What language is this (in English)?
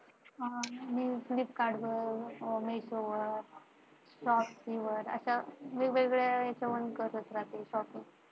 Marathi